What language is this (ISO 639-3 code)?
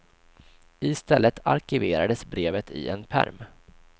swe